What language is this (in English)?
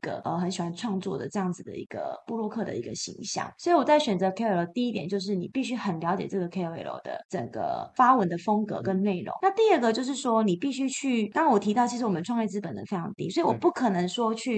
Chinese